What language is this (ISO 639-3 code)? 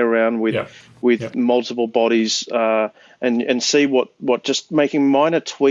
eng